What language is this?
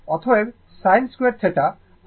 Bangla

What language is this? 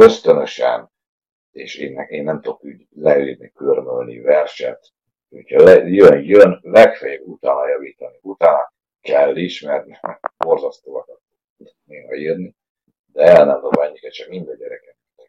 Hungarian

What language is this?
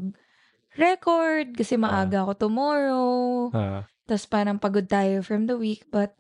Filipino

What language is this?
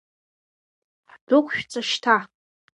Abkhazian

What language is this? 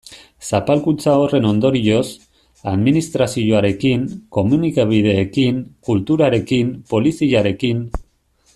Basque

